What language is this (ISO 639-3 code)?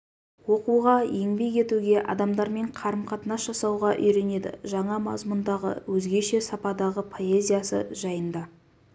kaz